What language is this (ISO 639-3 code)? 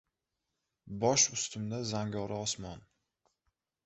uzb